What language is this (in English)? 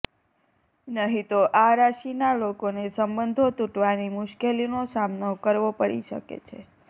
Gujarati